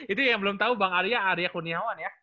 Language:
Indonesian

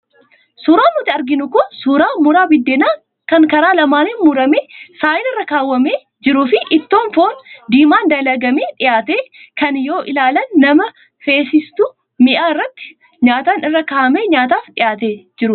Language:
Oromo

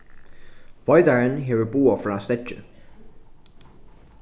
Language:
Faroese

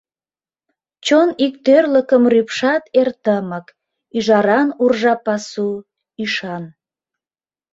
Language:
Mari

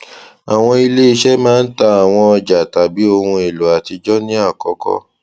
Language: Yoruba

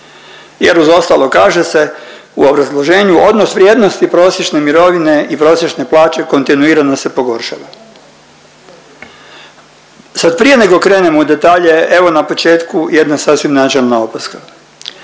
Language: Croatian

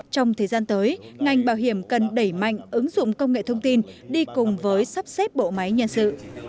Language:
Vietnamese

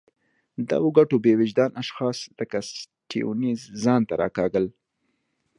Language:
Pashto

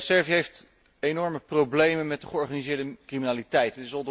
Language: Dutch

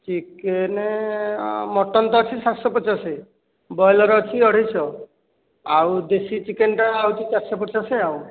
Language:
Odia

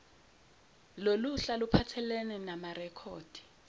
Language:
Zulu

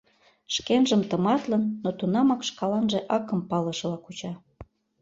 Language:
Mari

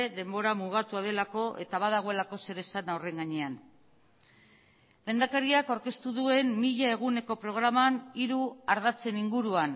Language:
Basque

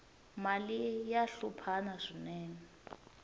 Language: Tsonga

